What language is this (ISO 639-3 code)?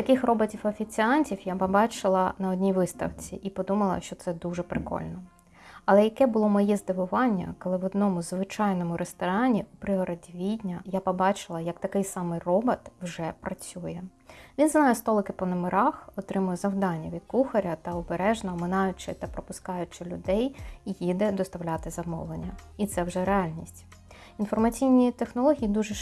ukr